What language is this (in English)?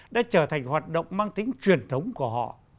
Vietnamese